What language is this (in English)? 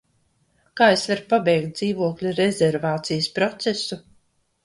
Latvian